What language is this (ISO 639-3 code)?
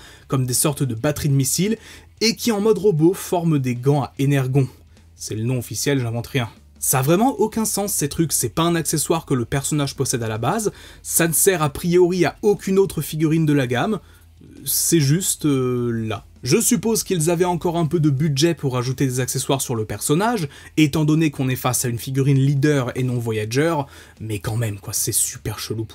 fra